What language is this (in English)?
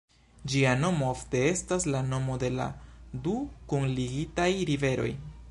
Esperanto